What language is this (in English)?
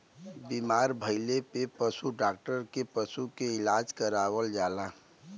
Bhojpuri